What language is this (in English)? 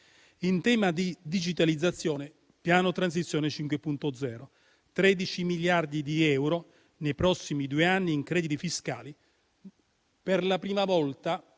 Italian